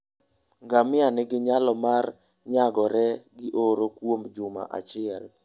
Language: Luo (Kenya and Tanzania)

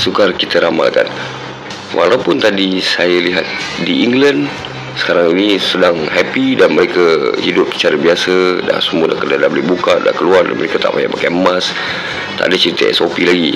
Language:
Malay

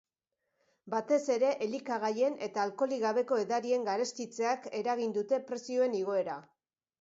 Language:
Basque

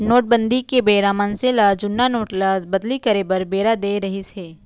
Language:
Chhattisgarhi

